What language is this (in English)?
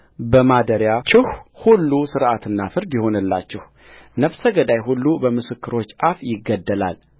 Amharic